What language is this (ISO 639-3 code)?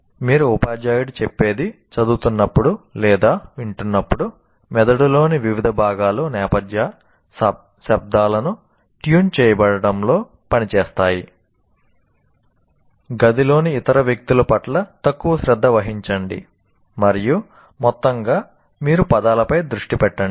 tel